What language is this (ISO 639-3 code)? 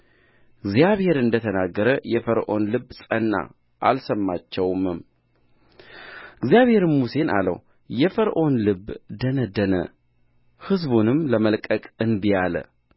amh